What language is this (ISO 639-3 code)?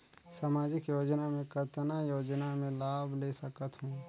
hne